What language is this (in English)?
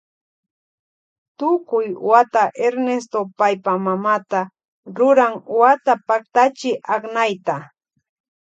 Loja Highland Quichua